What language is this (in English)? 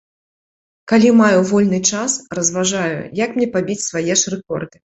Belarusian